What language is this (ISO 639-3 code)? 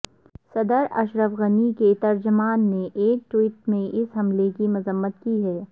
urd